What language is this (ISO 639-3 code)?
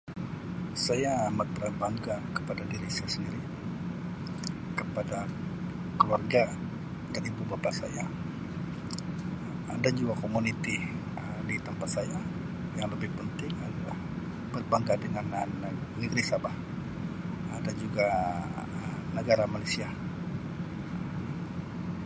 msi